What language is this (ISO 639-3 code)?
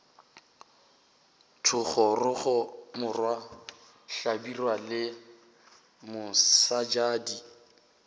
nso